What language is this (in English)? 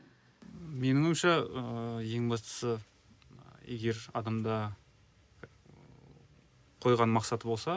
Kazakh